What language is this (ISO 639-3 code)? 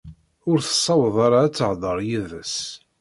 kab